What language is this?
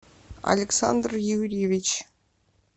Russian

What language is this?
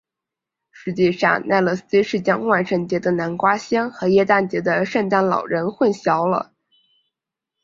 Chinese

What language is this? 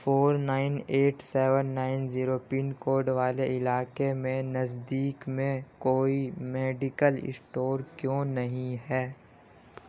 Urdu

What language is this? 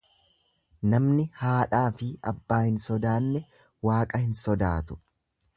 Oromo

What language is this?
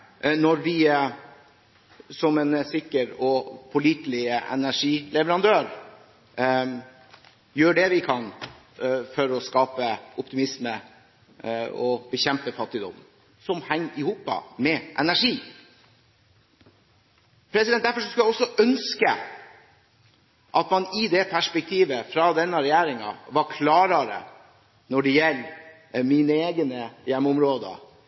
Norwegian Bokmål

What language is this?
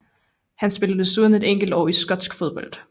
Danish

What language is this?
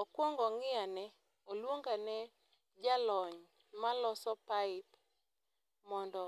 Luo (Kenya and Tanzania)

